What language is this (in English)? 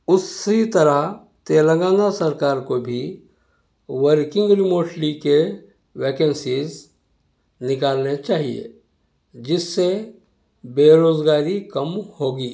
Urdu